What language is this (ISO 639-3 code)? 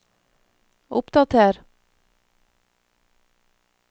nor